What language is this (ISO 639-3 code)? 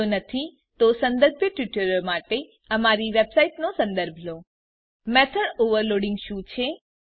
guj